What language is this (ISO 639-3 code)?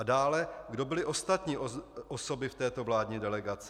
ces